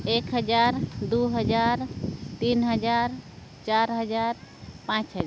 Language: Santali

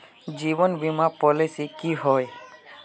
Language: Magahi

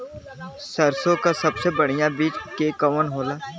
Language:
Bhojpuri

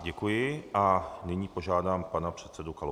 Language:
Czech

